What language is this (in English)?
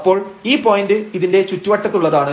Malayalam